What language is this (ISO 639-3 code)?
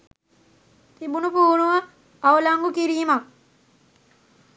sin